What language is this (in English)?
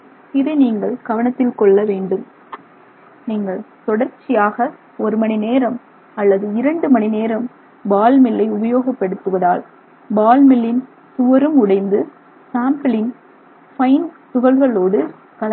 Tamil